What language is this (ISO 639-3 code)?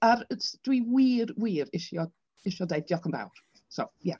cym